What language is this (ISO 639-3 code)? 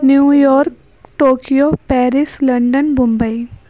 urd